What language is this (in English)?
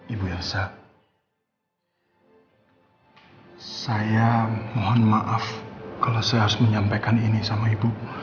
Indonesian